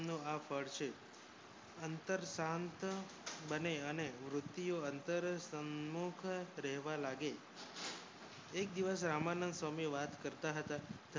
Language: Gujarati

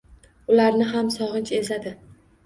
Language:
Uzbek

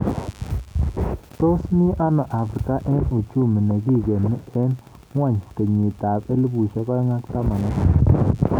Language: Kalenjin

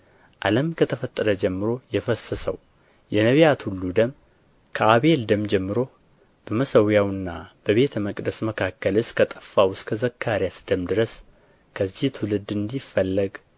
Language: Amharic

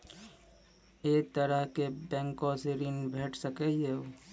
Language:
Maithili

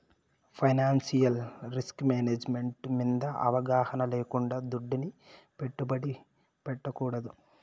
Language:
Telugu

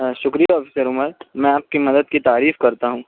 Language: Urdu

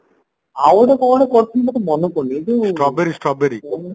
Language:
Odia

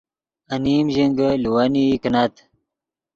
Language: Yidgha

